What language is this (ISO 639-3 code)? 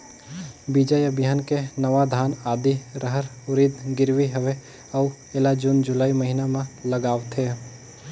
hne